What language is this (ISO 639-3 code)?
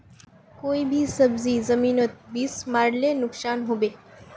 mag